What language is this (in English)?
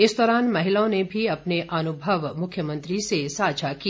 Hindi